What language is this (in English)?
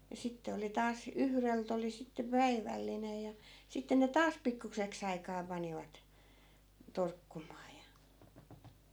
Finnish